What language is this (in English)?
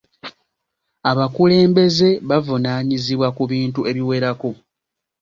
Ganda